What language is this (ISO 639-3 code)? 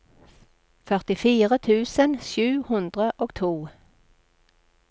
nor